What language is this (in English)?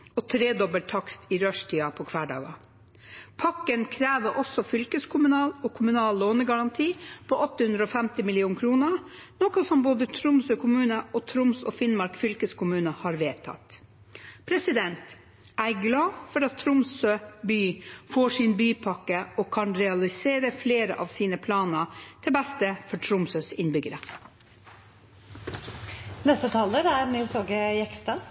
Norwegian Bokmål